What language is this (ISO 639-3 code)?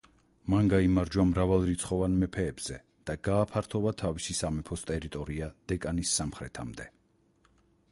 kat